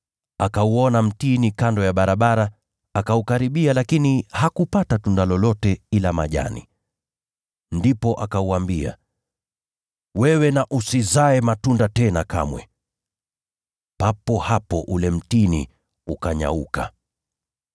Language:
Swahili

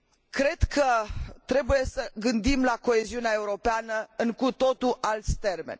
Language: Romanian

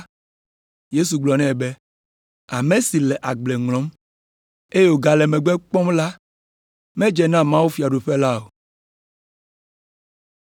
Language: Ewe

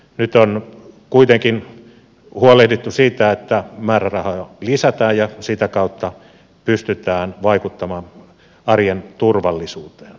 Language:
Finnish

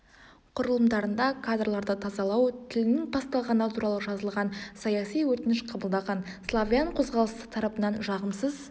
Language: Kazakh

